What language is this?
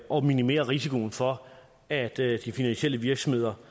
Danish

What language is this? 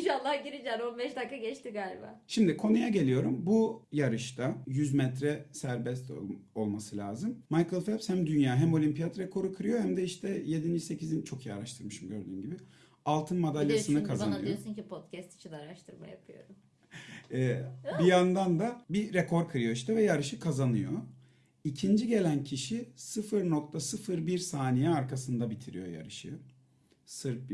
Turkish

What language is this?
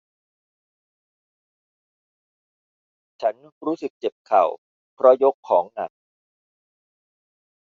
Thai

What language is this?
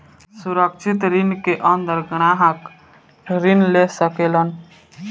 Bhojpuri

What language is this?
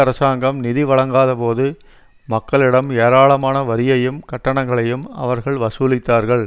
Tamil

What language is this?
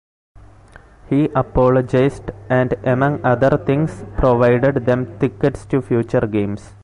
English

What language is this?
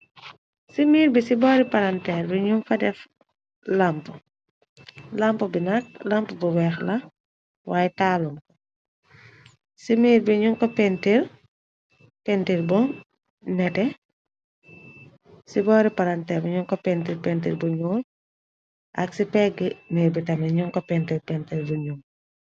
Wolof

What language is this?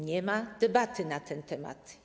Polish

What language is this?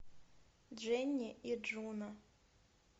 Russian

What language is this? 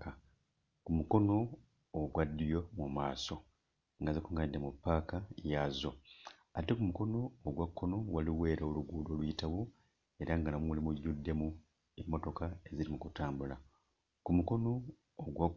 Ganda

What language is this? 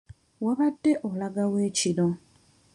Ganda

